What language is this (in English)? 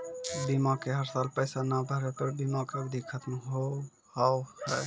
Maithili